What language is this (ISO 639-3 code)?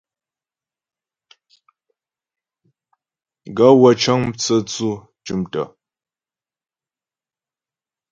bbj